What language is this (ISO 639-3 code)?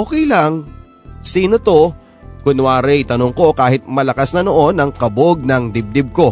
fil